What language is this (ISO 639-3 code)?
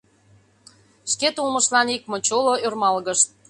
chm